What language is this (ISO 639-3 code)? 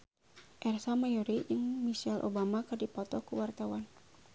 sun